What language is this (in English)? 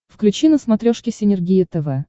Russian